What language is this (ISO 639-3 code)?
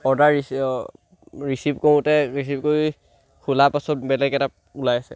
asm